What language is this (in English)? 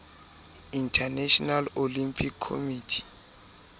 Southern Sotho